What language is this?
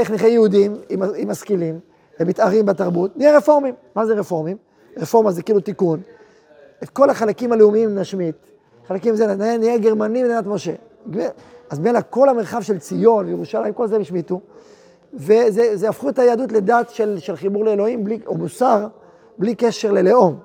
Hebrew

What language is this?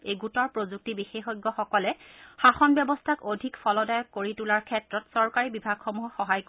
Assamese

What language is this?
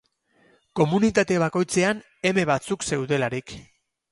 Basque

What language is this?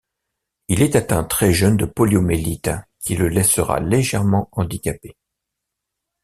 French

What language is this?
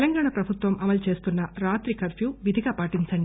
Telugu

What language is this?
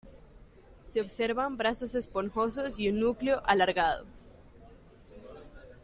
Spanish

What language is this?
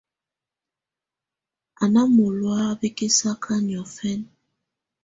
Tunen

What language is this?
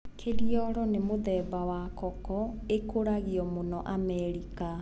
Kikuyu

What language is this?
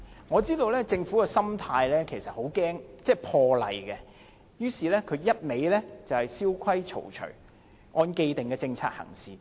Cantonese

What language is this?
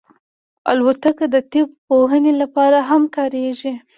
Pashto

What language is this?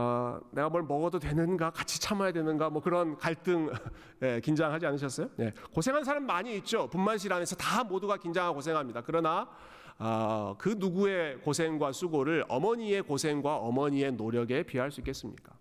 Korean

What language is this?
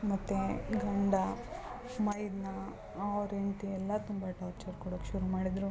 Kannada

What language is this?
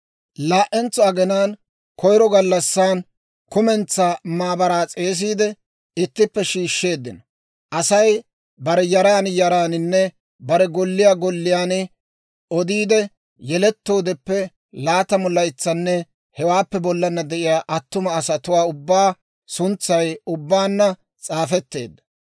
Dawro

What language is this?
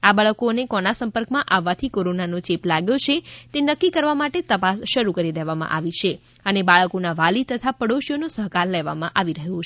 Gujarati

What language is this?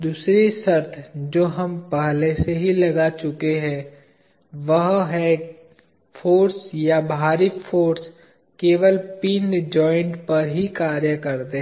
Hindi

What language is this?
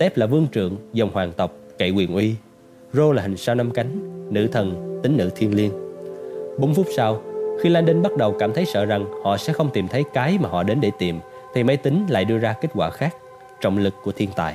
Vietnamese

